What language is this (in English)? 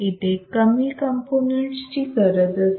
Marathi